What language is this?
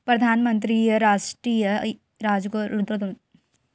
Chhattisgarhi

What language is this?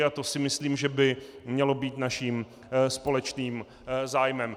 Czech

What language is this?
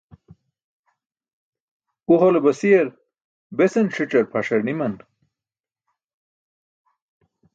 Burushaski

